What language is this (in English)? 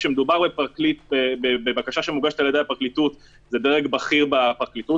Hebrew